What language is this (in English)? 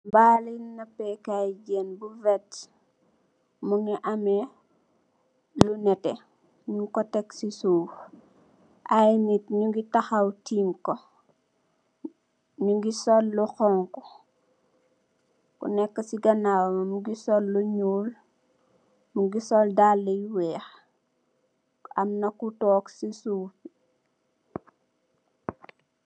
Wolof